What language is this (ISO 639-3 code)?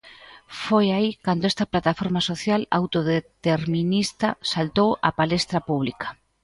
glg